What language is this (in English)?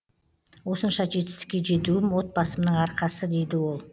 Kazakh